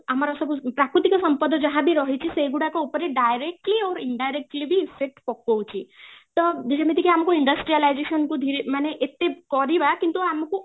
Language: Odia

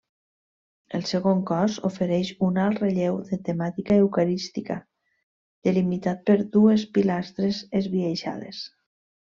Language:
Catalan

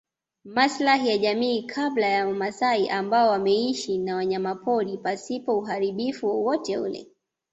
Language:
Swahili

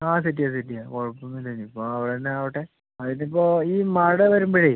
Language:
Malayalam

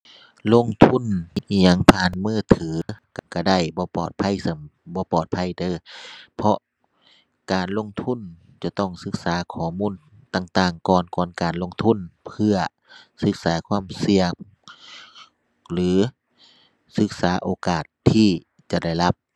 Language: Thai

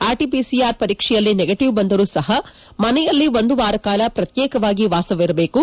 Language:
Kannada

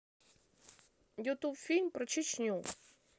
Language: Russian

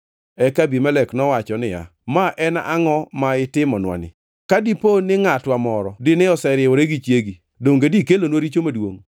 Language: Luo (Kenya and Tanzania)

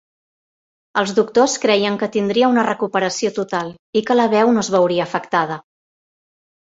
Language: Catalan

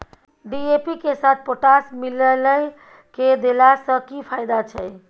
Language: Maithili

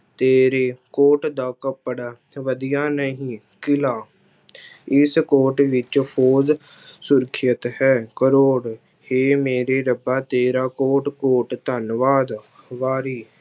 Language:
Punjabi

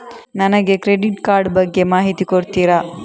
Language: Kannada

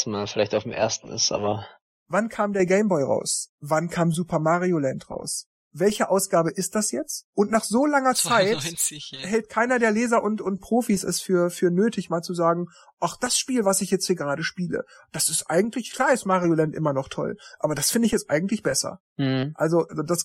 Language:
German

